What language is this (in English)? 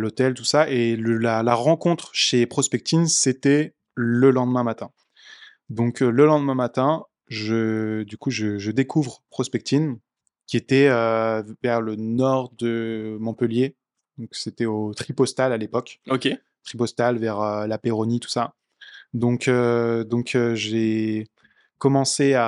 French